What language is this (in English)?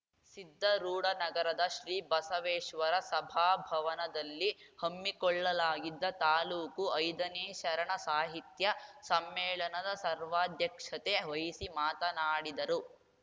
Kannada